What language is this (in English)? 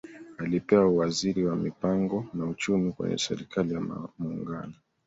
Swahili